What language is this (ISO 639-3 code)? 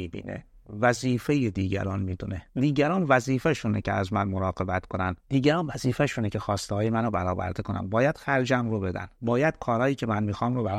fas